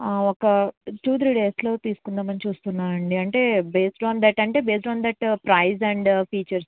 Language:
Telugu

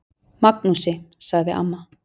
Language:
Icelandic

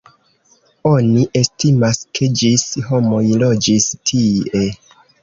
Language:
Esperanto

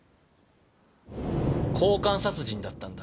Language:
Japanese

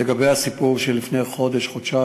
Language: Hebrew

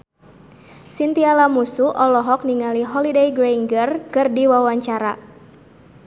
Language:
Sundanese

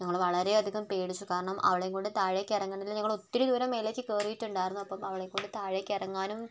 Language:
Malayalam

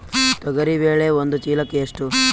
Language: Kannada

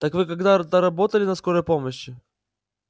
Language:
Russian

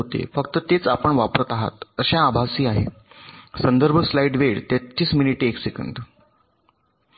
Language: Marathi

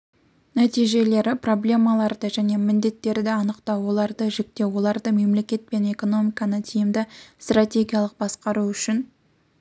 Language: Kazakh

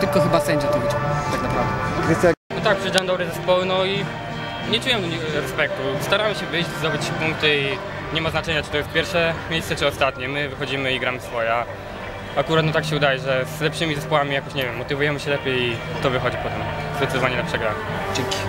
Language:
Polish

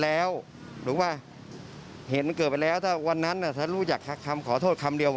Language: Thai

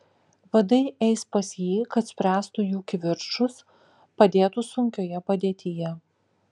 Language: Lithuanian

